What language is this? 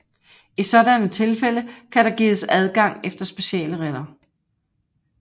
Danish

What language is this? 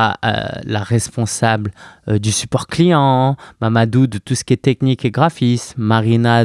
French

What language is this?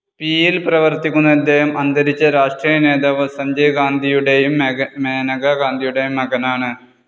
Malayalam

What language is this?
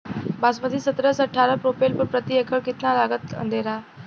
Bhojpuri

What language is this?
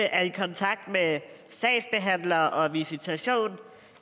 Danish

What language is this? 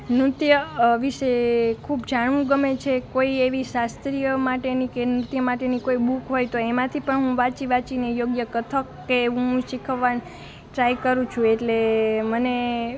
Gujarati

